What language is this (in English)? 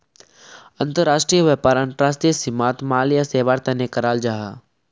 Magahi